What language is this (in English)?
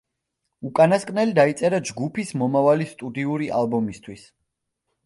Georgian